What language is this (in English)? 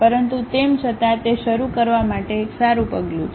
Gujarati